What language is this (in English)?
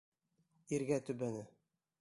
Bashkir